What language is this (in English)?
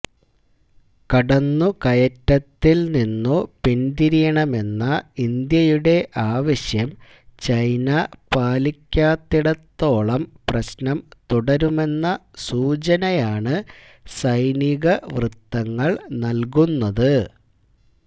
Malayalam